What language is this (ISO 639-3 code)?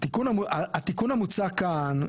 heb